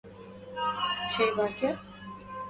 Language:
Arabic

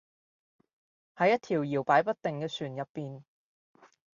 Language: Cantonese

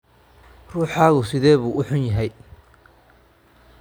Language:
Somali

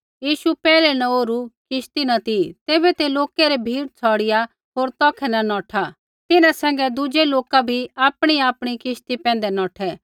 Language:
Kullu Pahari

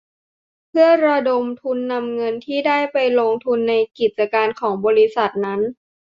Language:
Thai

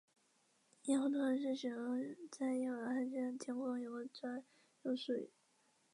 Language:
Chinese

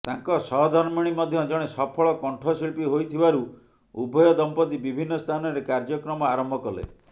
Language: Odia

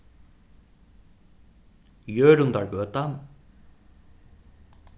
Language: Faroese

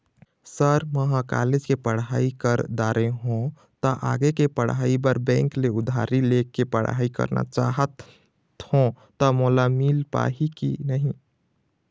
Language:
Chhattisgarhi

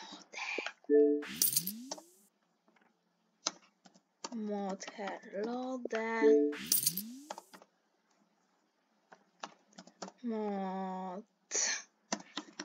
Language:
Polish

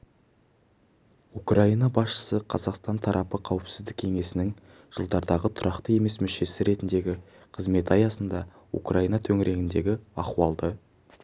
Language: Kazakh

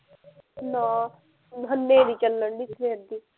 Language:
Punjabi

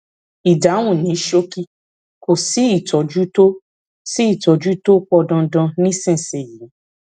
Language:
Yoruba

